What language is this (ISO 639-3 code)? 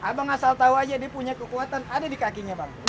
ind